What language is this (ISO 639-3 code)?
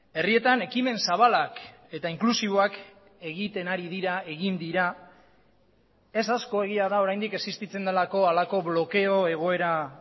eus